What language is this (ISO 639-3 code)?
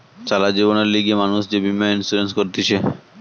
ben